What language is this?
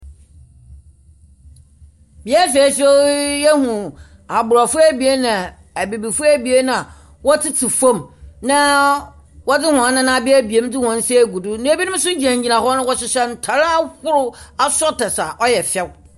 Akan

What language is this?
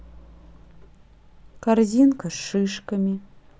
Russian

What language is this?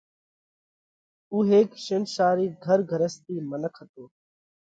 Parkari Koli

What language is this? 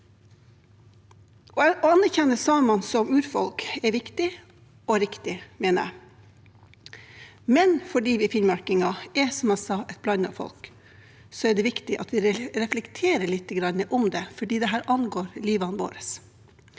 Norwegian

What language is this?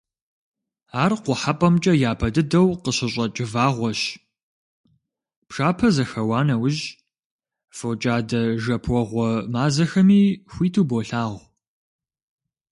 Kabardian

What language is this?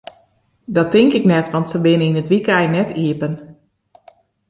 Western Frisian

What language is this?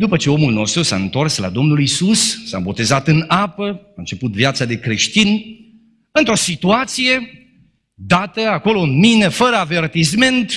Romanian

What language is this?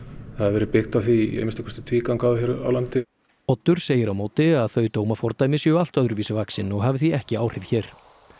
Icelandic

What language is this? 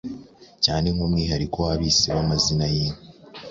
Kinyarwanda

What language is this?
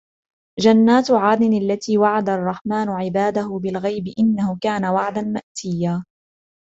Arabic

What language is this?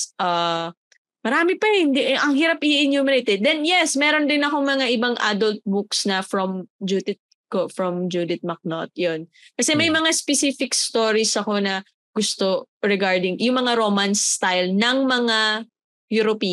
Filipino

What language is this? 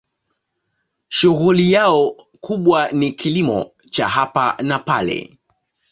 Swahili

